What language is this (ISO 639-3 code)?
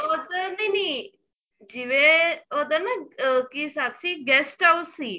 pan